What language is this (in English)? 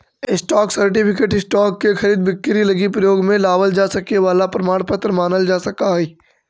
Magahi